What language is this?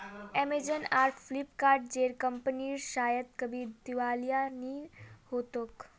Magahi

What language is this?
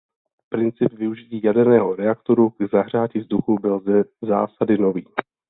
Czech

